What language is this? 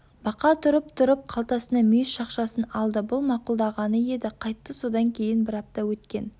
Kazakh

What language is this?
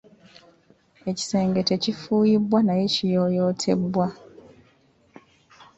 Ganda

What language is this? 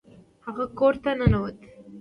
Pashto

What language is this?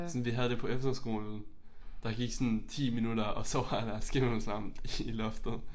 Danish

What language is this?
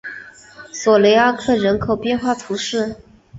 Chinese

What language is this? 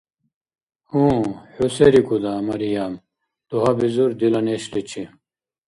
Dargwa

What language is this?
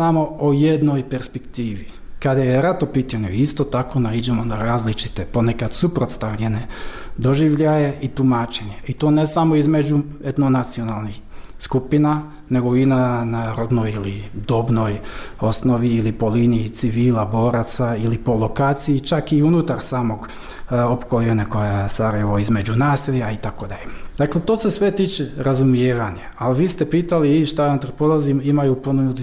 Croatian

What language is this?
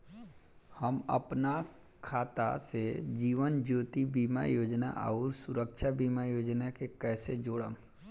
Bhojpuri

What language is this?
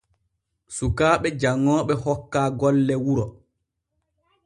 Borgu Fulfulde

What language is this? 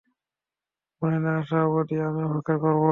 Bangla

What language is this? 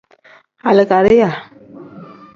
Tem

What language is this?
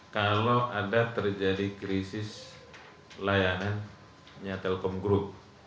Indonesian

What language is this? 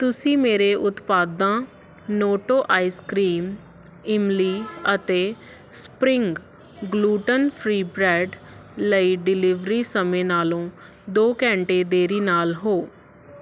Punjabi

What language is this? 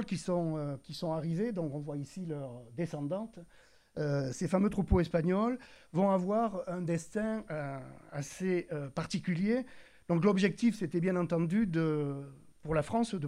French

